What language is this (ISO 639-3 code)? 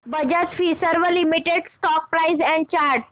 mar